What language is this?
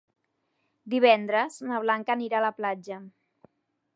Catalan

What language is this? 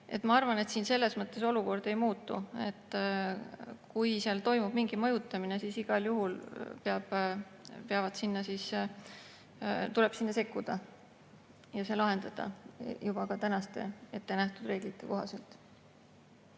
Estonian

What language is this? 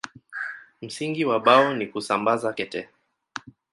Swahili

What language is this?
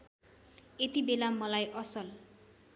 Nepali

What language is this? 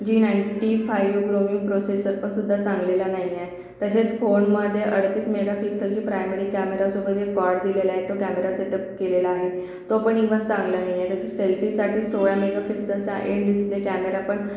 Marathi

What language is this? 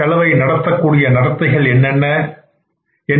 Tamil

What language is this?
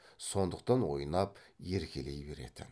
Kazakh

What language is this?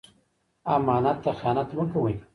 Pashto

